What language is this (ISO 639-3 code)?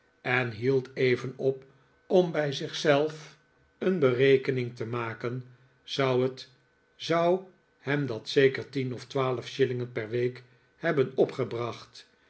nld